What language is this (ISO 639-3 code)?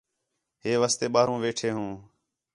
xhe